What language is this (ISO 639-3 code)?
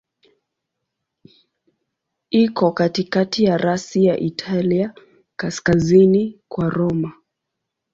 swa